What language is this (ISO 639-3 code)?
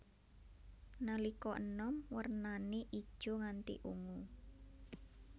jav